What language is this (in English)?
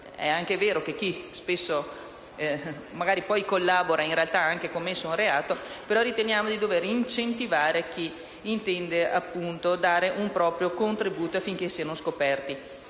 Italian